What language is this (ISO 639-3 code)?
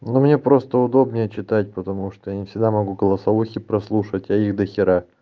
rus